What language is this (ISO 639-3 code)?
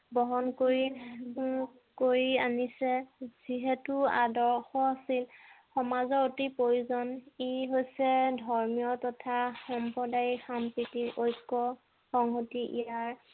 asm